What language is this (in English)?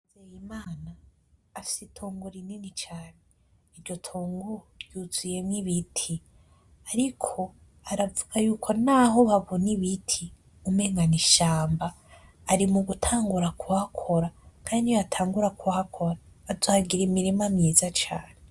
Rundi